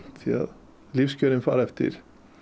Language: Icelandic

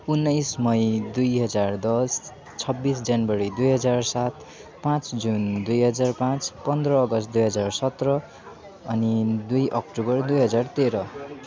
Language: Nepali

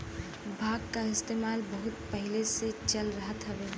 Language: Bhojpuri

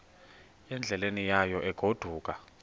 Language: Xhosa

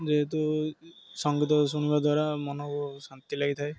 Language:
Odia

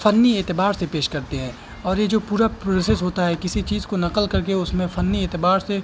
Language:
Urdu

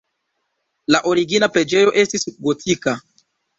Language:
Esperanto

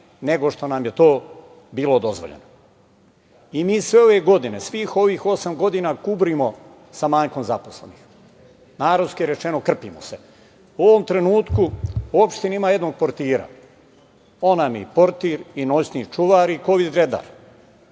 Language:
Serbian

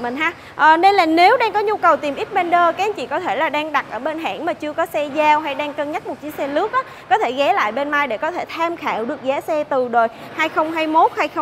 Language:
Vietnamese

